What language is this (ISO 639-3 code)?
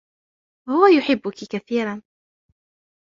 ara